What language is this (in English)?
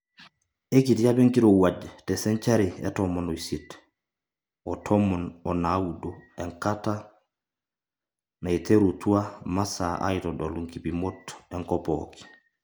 Masai